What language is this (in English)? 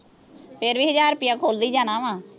Punjabi